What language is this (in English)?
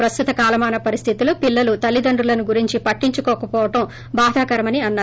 Telugu